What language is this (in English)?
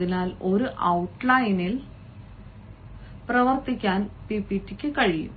Malayalam